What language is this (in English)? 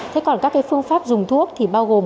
Vietnamese